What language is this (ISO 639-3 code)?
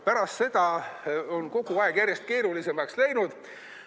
est